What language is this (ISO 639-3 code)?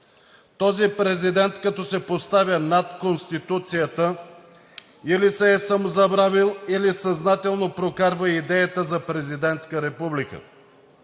bul